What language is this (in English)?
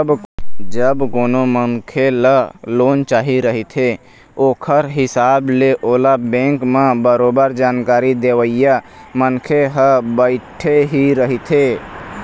Chhattisgarhi